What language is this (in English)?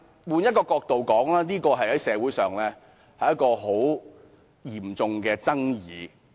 Cantonese